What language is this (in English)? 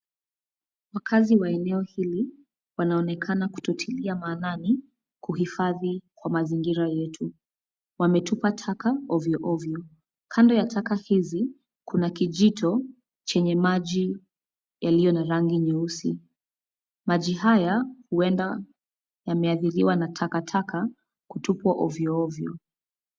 Swahili